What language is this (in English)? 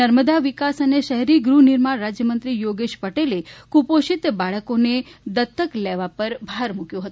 Gujarati